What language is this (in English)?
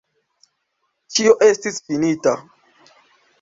Esperanto